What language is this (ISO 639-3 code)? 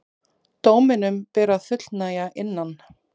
isl